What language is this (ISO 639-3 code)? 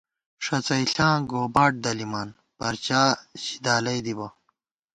gwt